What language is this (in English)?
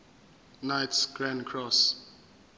Zulu